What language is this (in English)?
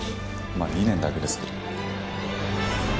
Japanese